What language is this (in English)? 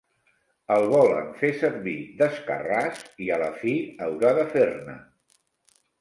Catalan